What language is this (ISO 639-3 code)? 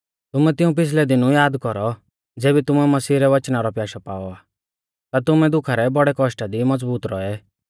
bfz